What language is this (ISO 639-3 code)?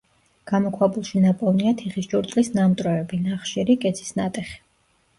kat